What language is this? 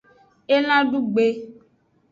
Aja (Benin)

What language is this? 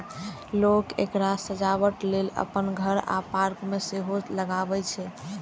Maithili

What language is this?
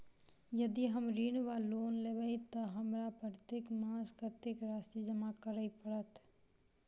Maithili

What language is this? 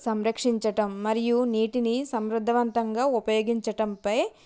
Telugu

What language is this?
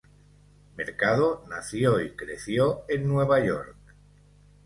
Spanish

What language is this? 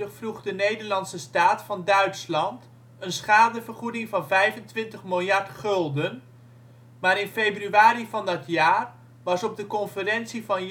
Dutch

